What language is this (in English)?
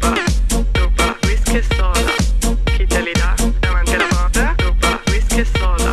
Bulgarian